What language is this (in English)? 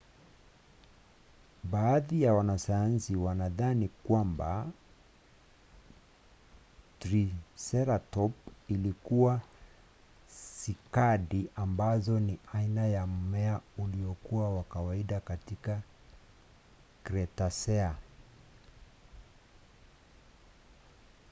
Swahili